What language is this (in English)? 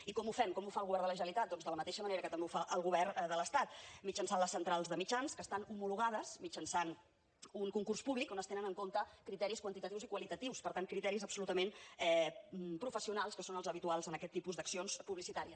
Catalan